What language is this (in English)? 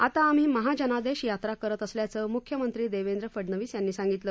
Marathi